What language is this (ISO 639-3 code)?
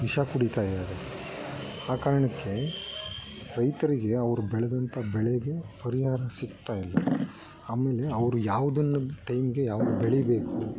kan